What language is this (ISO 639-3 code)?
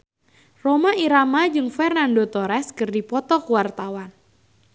sun